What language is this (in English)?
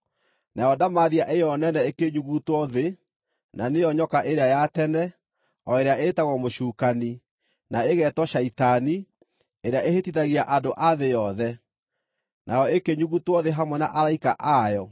Kikuyu